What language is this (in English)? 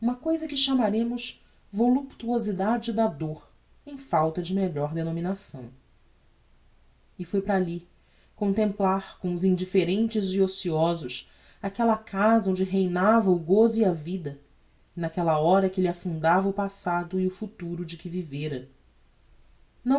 Portuguese